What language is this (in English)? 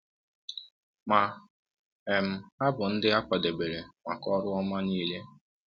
Igbo